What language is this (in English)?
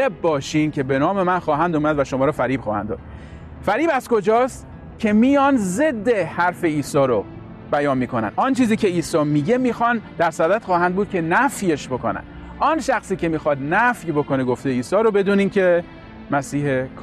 Persian